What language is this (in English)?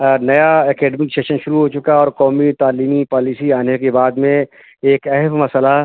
Urdu